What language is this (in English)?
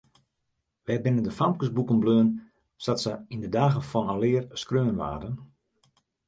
Western Frisian